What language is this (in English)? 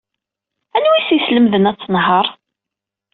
Kabyle